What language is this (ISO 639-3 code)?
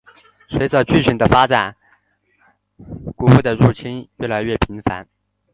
zho